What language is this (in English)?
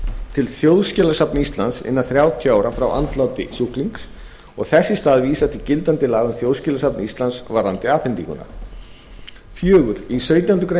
Icelandic